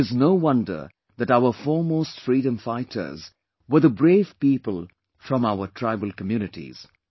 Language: English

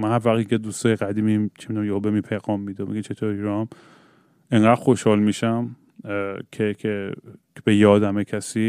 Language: Persian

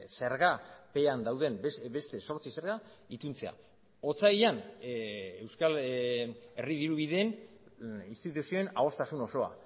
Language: Basque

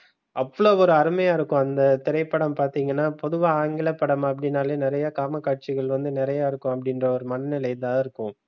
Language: Tamil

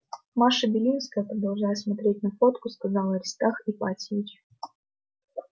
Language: Russian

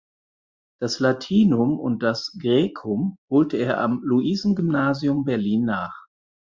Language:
German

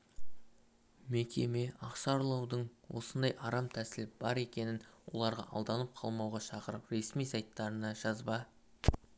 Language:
Kazakh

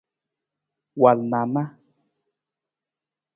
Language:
Nawdm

